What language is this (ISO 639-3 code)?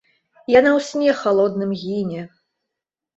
bel